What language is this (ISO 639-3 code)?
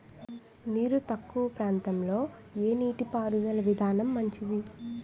tel